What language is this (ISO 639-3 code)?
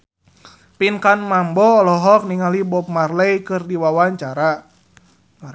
sun